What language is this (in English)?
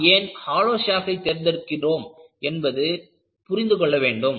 Tamil